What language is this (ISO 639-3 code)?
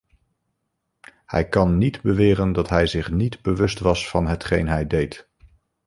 nld